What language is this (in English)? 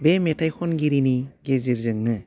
Bodo